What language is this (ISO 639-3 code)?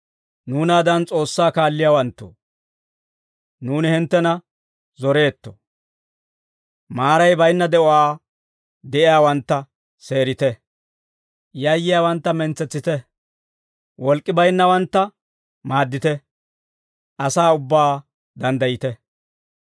dwr